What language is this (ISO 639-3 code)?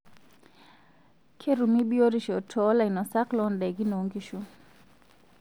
mas